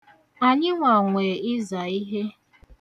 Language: Igbo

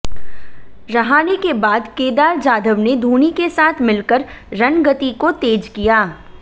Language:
Hindi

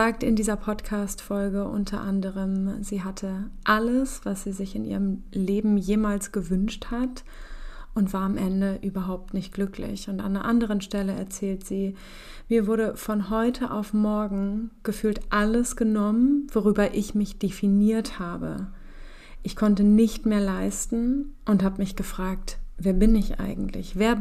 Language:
German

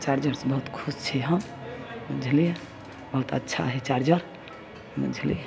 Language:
Maithili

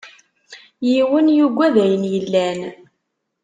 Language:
Kabyle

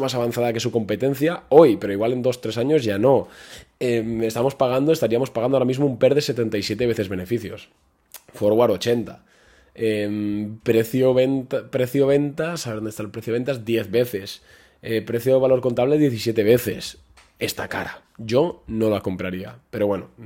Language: Spanish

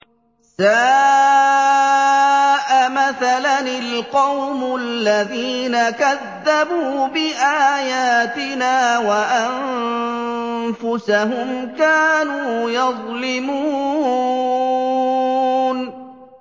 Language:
Arabic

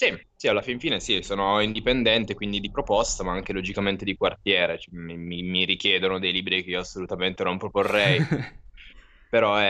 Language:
Italian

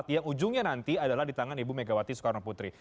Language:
Indonesian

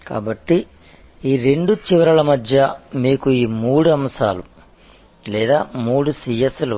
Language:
Telugu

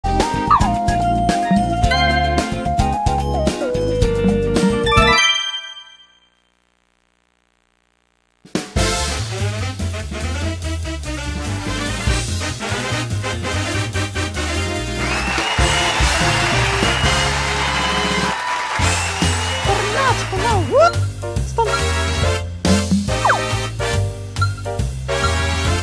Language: Korean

